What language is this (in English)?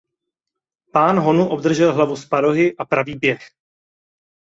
Czech